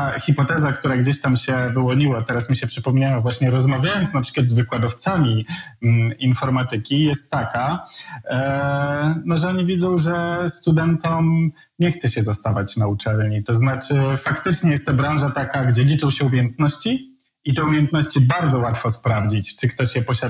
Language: Polish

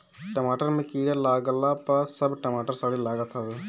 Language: Bhojpuri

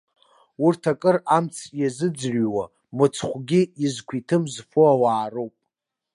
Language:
Abkhazian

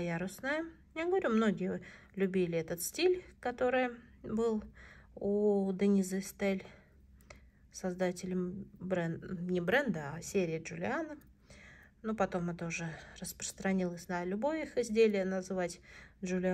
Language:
Russian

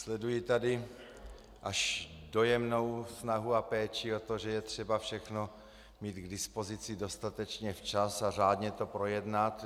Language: Czech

